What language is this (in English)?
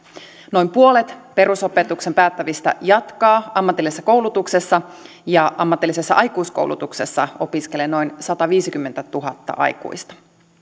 Finnish